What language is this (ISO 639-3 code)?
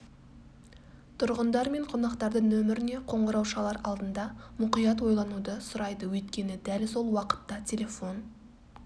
kaz